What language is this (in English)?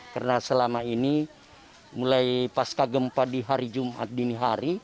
Indonesian